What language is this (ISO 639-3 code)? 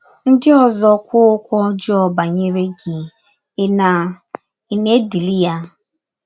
ibo